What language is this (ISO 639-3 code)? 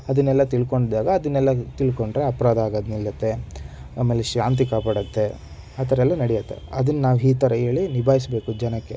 kan